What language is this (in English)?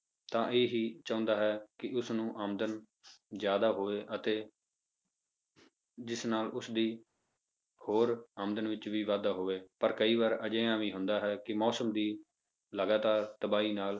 Punjabi